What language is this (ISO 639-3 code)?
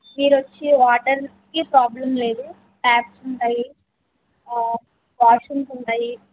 tel